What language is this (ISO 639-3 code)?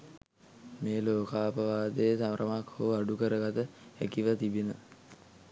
sin